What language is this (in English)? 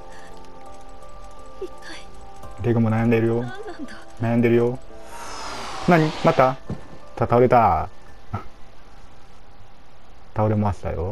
Japanese